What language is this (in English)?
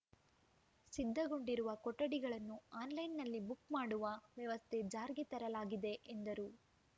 Kannada